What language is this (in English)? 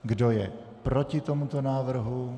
Czech